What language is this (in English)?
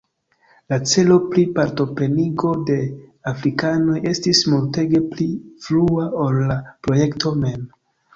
Esperanto